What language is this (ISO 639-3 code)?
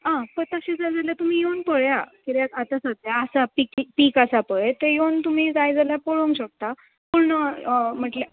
kok